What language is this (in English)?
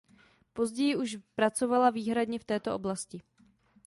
Czech